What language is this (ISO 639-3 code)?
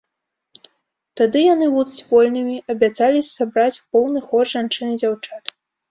bel